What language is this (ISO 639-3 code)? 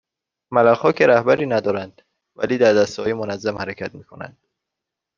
fas